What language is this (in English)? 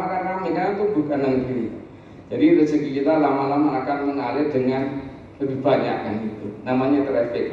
Indonesian